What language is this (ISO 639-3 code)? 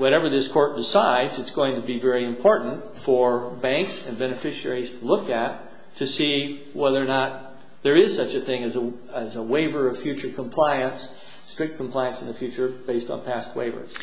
eng